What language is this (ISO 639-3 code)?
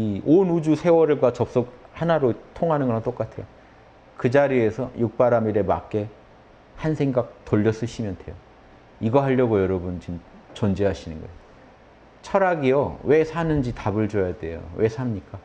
kor